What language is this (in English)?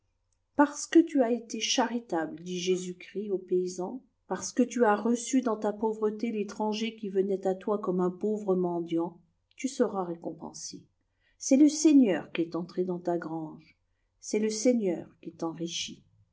French